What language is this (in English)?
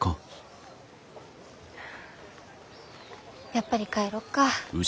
Japanese